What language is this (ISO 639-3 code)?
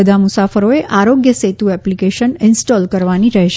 guj